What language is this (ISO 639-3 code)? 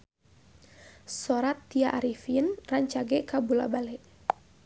sun